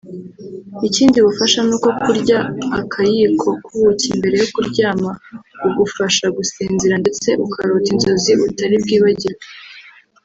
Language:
Kinyarwanda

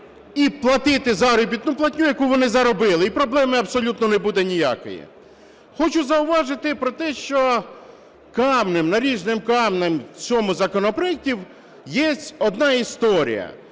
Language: Ukrainian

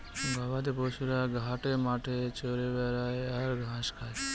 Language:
Bangla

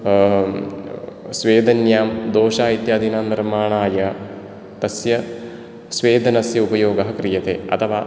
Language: Sanskrit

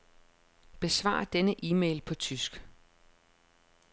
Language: Danish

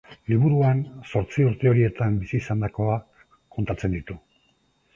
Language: Basque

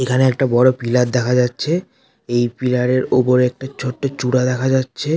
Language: Bangla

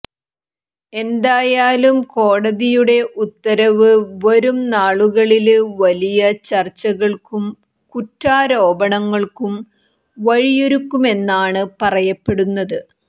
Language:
Malayalam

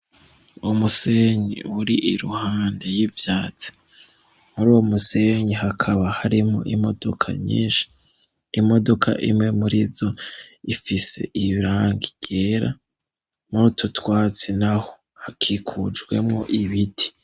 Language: Rundi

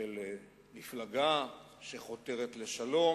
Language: Hebrew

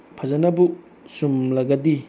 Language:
Manipuri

